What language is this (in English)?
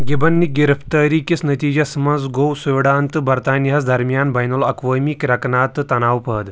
Kashmiri